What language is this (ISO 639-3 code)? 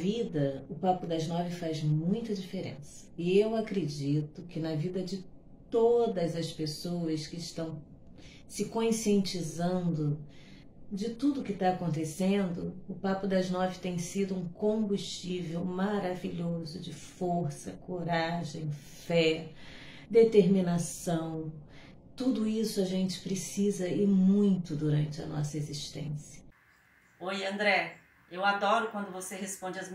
por